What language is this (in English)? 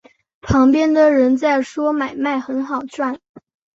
Chinese